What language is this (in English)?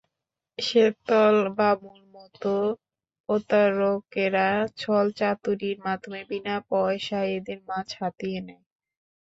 Bangla